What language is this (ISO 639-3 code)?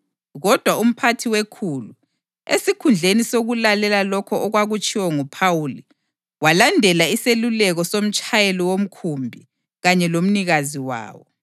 nde